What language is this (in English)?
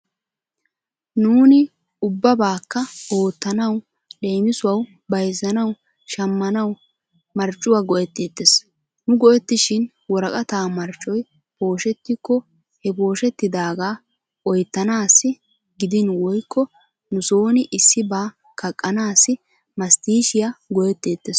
Wolaytta